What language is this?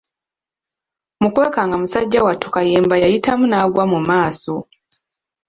Ganda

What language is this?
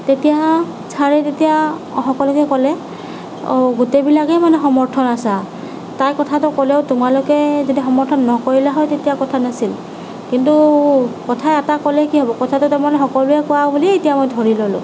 Assamese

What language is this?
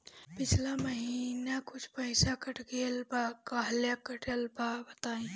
Bhojpuri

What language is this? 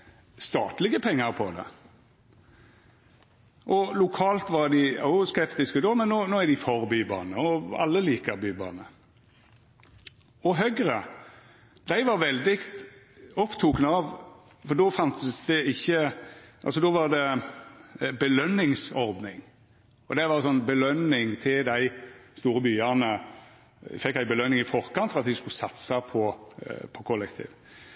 Norwegian Nynorsk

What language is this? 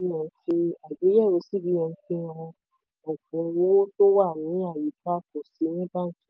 Yoruba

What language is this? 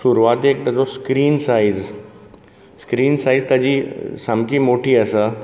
Konkani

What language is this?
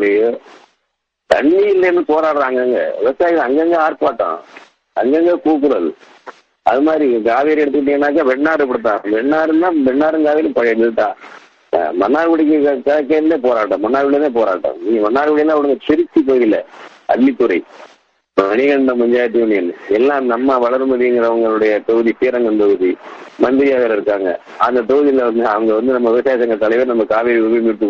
Tamil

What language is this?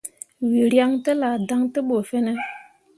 Mundang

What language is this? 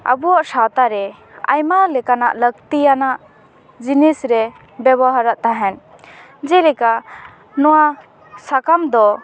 Santali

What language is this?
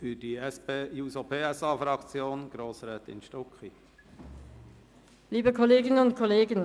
Swiss German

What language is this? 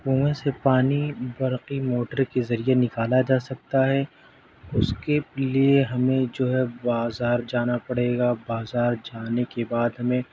Urdu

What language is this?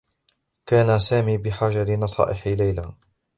Arabic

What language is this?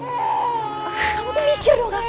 Indonesian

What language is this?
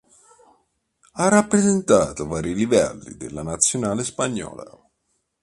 Italian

